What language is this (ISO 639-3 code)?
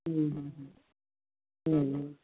pan